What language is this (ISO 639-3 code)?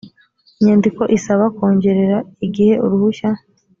kin